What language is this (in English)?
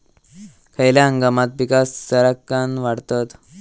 Marathi